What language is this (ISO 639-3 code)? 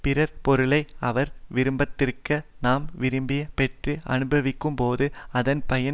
tam